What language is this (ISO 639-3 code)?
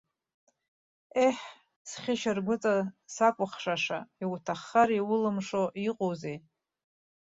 abk